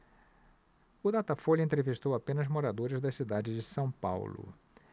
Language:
Portuguese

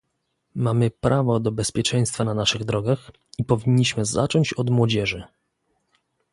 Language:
Polish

